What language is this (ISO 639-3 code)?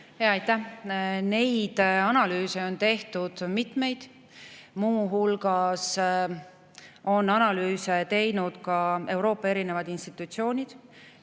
est